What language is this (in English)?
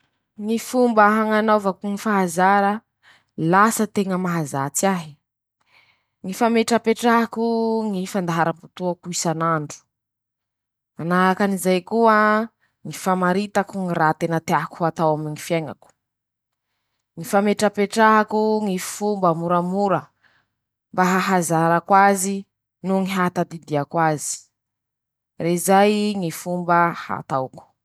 Masikoro Malagasy